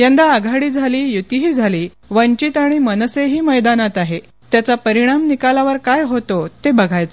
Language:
Marathi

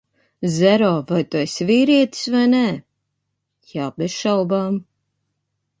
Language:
Latvian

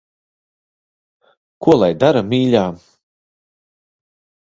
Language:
Latvian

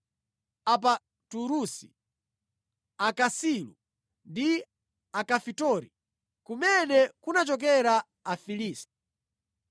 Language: Nyanja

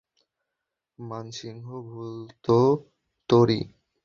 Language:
Bangla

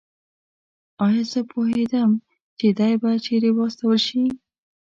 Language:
Pashto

